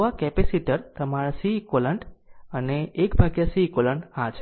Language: Gujarati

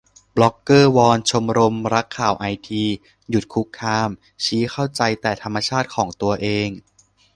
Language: Thai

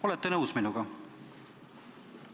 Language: Estonian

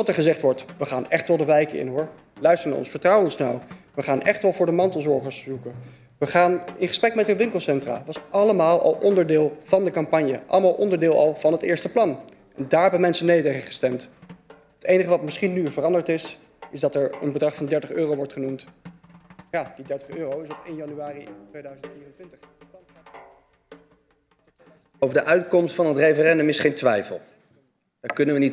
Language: Dutch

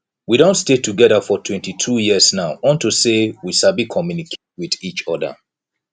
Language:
Nigerian Pidgin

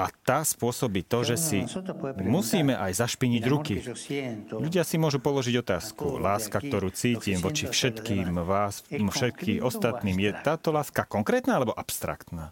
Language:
Slovak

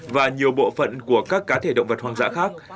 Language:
Vietnamese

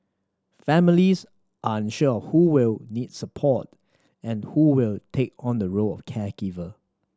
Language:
English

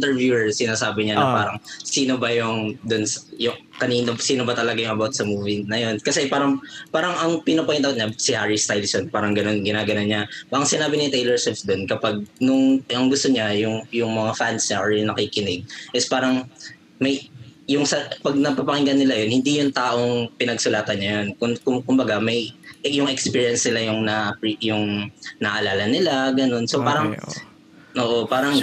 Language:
Filipino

